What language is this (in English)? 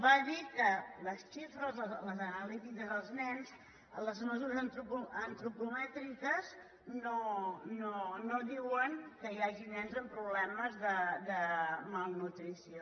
Catalan